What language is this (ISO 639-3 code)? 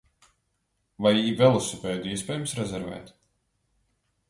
lav